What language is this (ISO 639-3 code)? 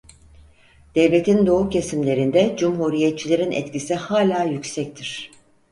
tur